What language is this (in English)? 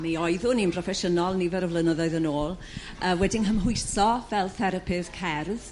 Welsh